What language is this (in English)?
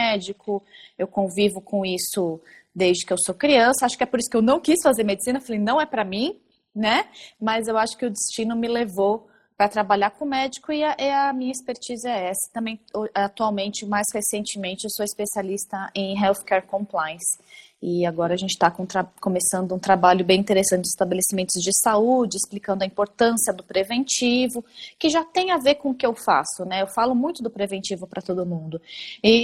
Portuguese